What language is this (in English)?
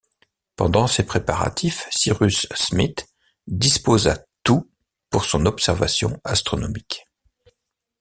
French